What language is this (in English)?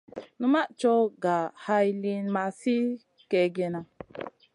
Masana